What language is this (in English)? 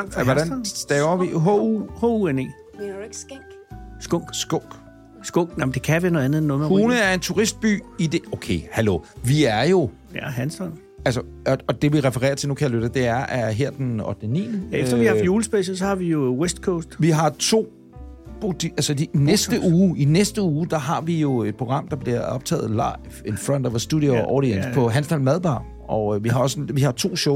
Danish